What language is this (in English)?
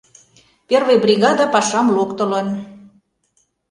Mari